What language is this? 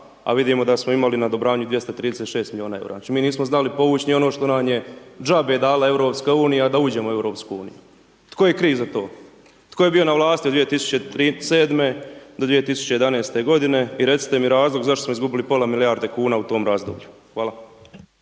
Croatian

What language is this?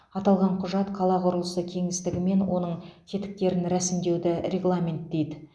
Kazakh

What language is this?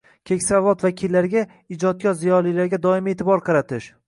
Uzbek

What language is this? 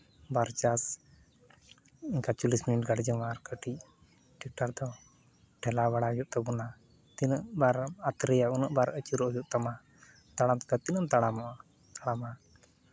Santali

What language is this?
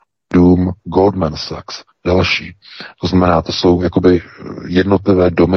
Czech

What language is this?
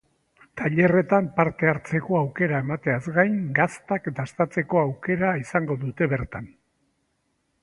Basque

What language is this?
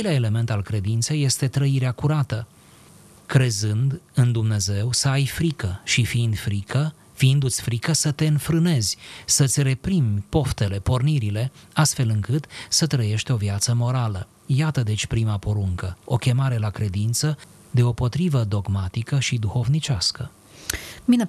Romanian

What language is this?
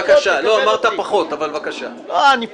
Hebrew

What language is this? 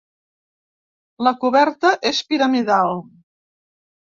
Catalan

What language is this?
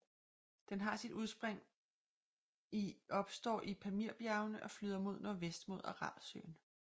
Danish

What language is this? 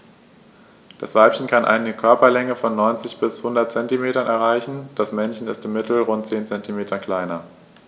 German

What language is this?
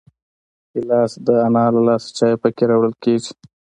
Pashto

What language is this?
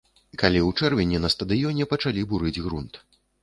Belarusian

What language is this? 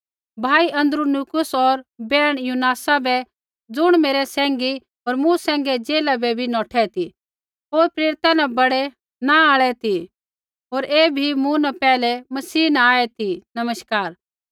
Kullu Pahari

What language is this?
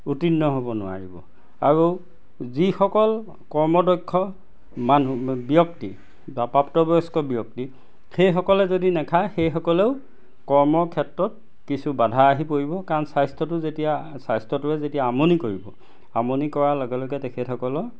Assamese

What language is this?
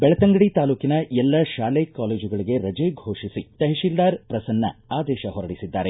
Kannada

